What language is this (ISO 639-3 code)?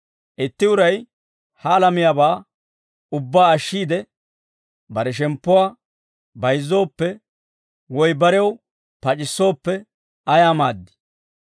dwr